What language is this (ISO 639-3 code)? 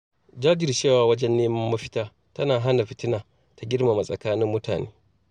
hau